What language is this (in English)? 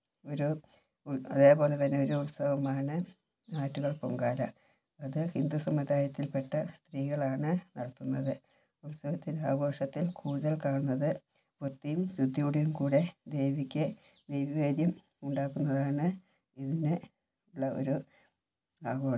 Malayalam